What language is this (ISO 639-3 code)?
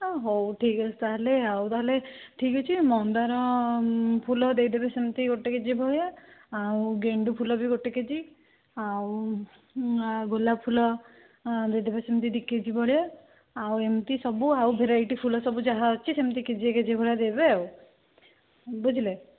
ori